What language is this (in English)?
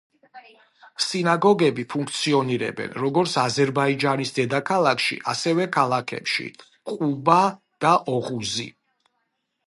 Georgian